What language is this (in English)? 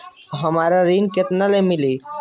Bhojpuri